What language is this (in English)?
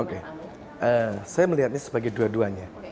Indonesian